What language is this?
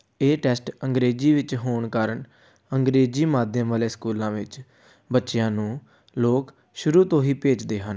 Punjabi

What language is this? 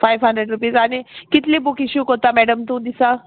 Konkani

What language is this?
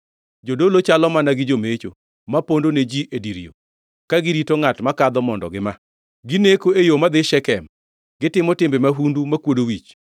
Luo (Kenya and Tanzania)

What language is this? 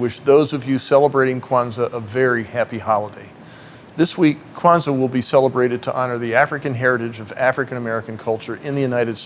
English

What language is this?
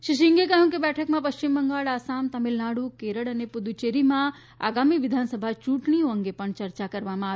Gujarati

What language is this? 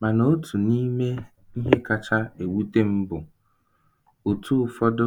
Igbo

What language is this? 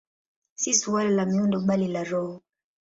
Swahili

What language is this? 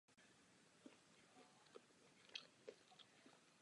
Czech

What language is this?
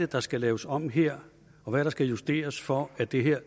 Danish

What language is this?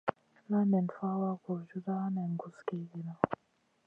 Masana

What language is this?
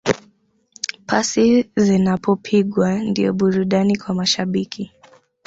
Swahili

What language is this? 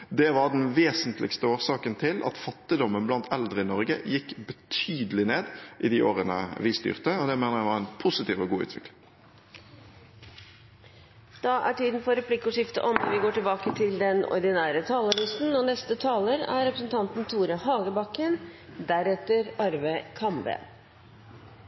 Norwegian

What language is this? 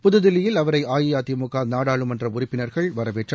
Tamil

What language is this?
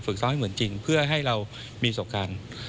Thai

